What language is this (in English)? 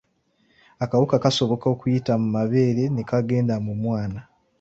Ganda